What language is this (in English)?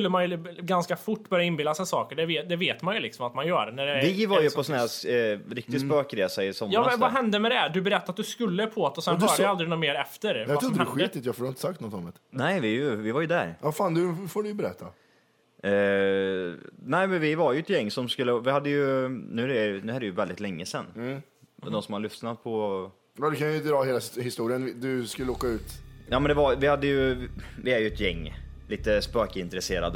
Swedish